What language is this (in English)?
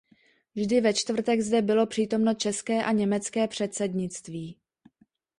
Czech